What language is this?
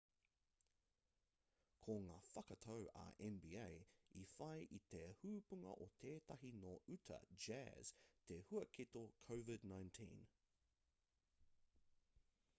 Māori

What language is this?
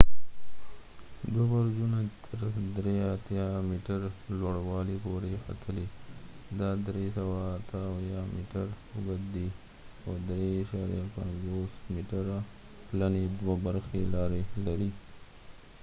Pashto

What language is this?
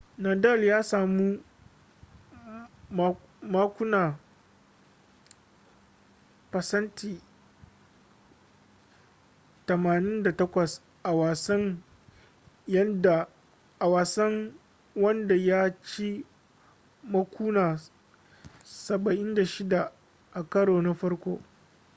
Hausa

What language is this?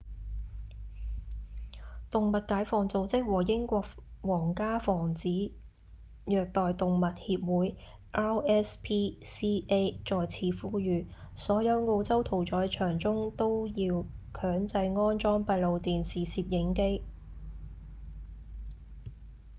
Cantonese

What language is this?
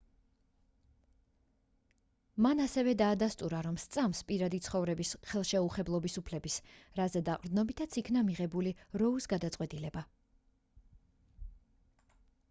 Georgian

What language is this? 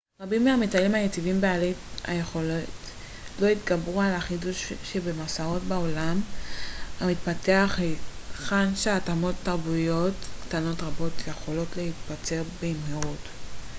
Hebrew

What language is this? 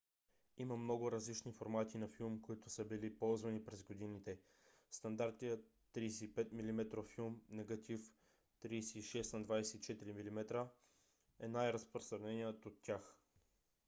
Bulgarian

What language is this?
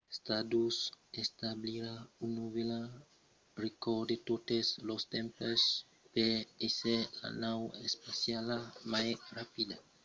Occitan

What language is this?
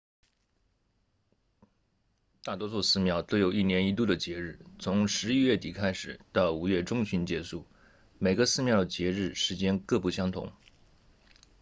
Chinese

